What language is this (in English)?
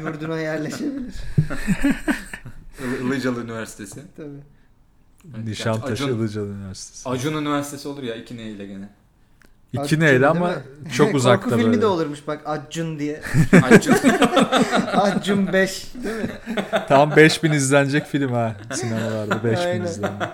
Turkish